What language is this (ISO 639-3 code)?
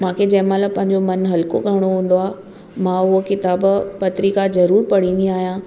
snd